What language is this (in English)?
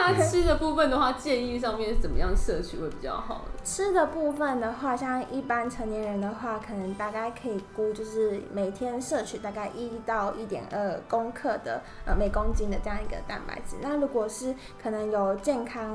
Chinese